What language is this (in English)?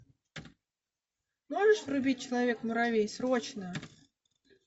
Russian